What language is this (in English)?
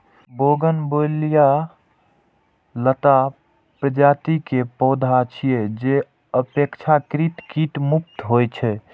Maithili